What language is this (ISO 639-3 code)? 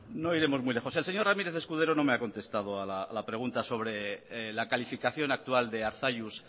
spa